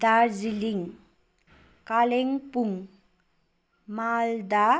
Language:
Nepali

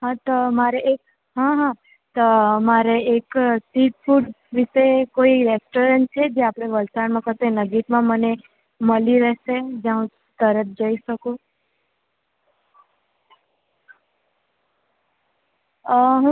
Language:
Gujarati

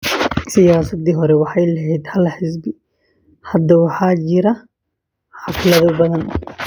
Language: Somali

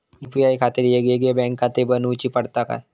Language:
Marathi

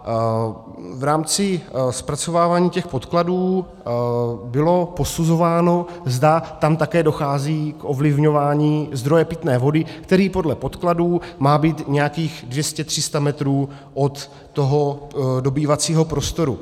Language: Czech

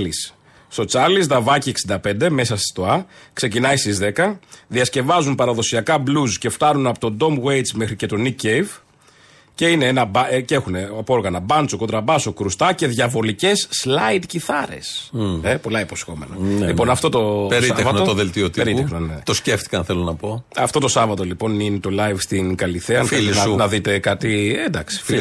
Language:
Greek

